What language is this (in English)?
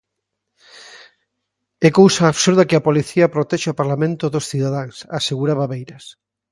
Galician